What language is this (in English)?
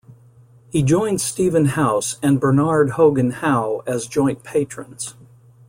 English